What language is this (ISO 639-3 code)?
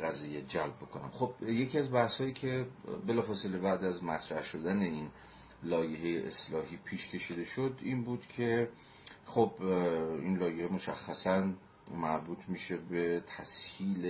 fas